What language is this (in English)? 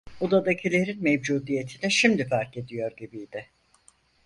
Turkish